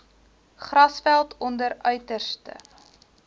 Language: Afrikaans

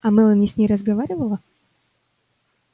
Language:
Russian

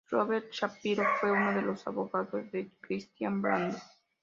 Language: Spanish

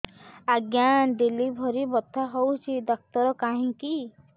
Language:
Odia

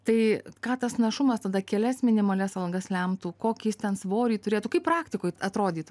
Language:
Lithuanian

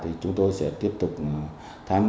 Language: Vietnamese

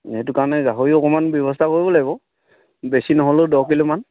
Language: Assamese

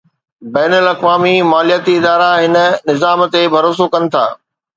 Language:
Sindhi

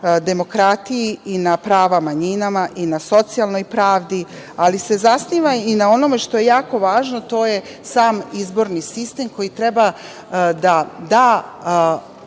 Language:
Serbian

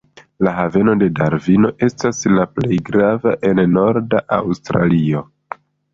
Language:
Esperanto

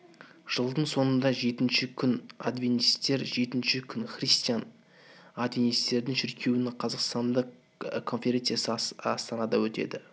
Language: Kazakh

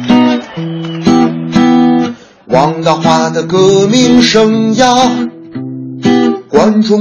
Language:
Chinese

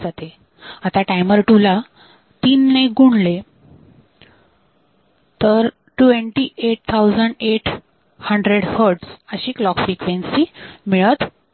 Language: Marathi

